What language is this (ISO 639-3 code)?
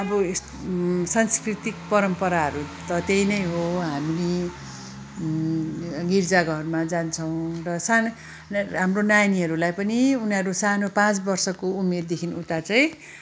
nep